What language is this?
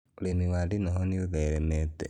Kikuyu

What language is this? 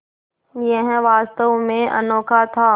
Hindi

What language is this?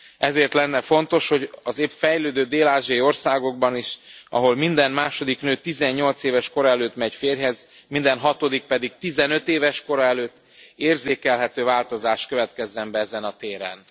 Hungarian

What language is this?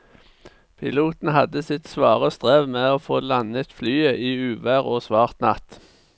Norwegian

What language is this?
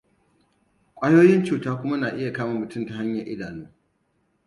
Hausa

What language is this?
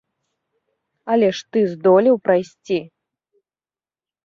Belarusian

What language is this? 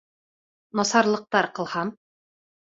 Bashkir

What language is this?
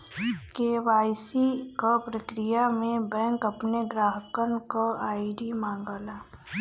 Bhojpuri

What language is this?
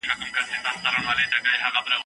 Pashto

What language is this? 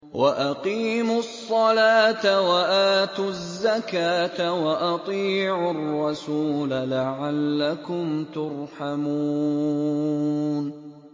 Arabic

